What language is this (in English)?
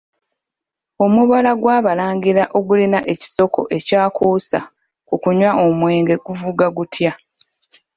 Ganda